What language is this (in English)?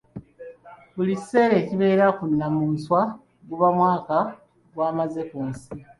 Ganda